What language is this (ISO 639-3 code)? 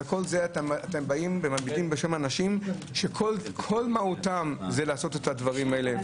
heb